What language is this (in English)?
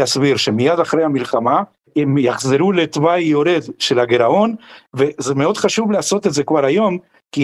Hebrew